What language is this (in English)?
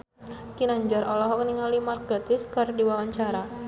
Sundanese